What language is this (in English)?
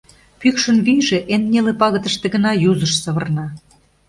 Mari